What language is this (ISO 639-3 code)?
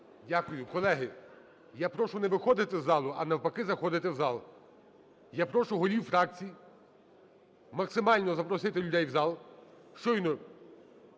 ukr